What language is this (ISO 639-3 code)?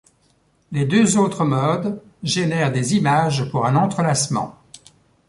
fra